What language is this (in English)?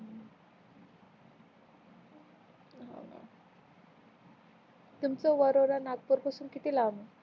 Marathi